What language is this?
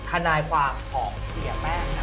Thai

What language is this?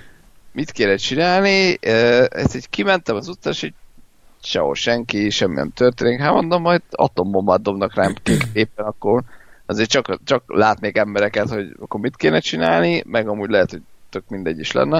Hungarian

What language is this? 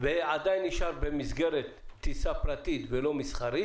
Hebrew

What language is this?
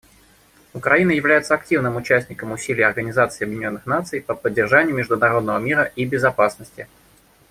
Russian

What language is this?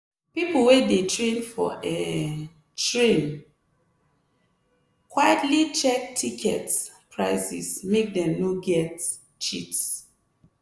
Nigerian Pidgin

